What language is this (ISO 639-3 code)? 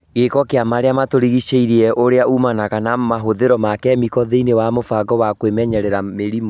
kik